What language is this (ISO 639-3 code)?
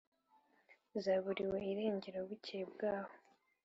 kin